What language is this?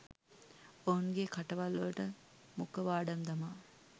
Sinhala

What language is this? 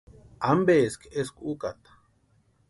Western Highland Purepecha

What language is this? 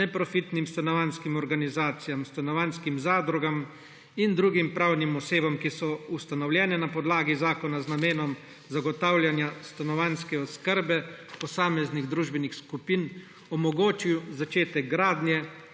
Slovenian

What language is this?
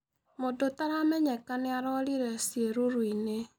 Kikuyu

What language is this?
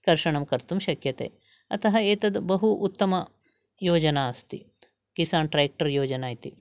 Sanskrit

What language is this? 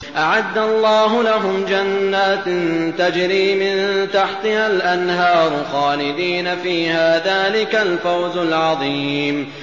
Arabic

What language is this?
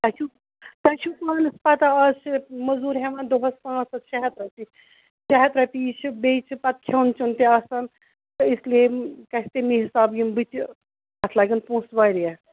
Kashmiri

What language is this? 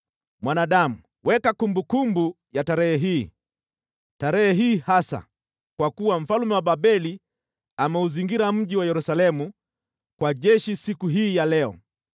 Swahili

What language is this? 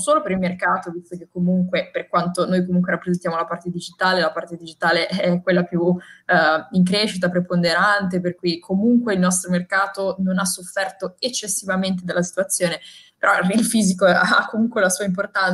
Italian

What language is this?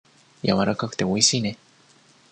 Japanese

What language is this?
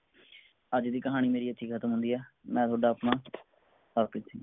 Punjabi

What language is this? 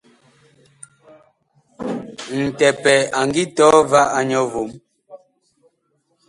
Bakoko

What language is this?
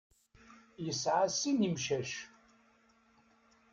Kabyle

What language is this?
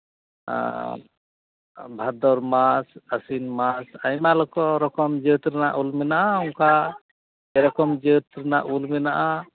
Santali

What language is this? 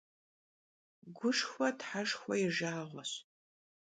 Kabardian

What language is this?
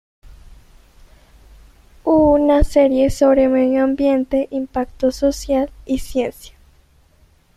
Spanish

